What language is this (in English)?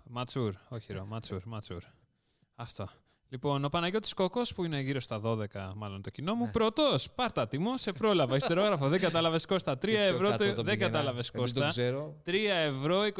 Greek